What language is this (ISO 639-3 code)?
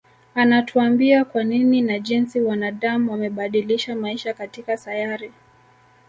swa